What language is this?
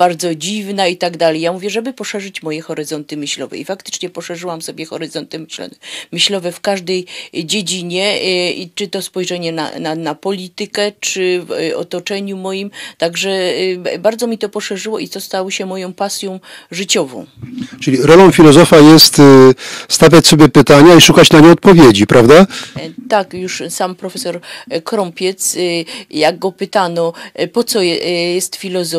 Polish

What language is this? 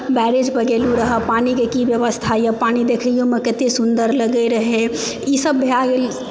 Maithili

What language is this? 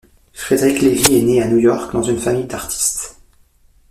French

